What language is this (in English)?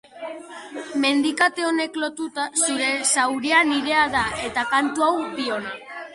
Basque